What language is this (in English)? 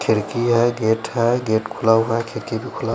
Hindi